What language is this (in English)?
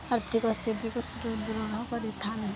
Odia